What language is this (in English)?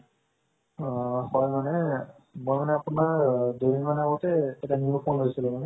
Assamese